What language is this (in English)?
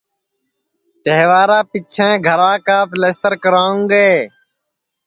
Sansi